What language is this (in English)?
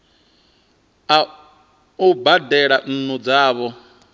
Venda